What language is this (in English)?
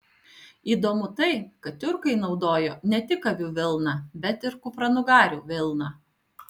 Lithuanian